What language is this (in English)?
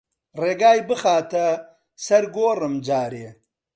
Central Kurdish